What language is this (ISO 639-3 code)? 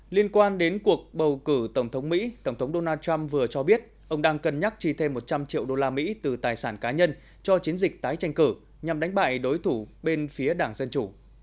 vie